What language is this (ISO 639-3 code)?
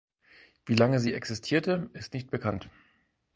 deu